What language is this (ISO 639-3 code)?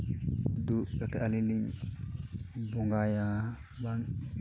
sat